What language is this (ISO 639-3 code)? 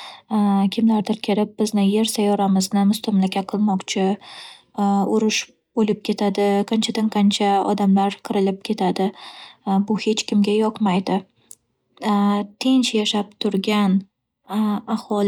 uzb